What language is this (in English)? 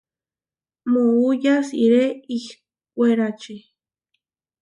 Huarijio